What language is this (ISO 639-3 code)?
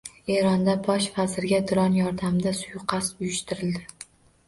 uzb